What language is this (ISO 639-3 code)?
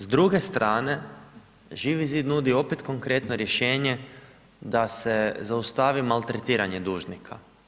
hrv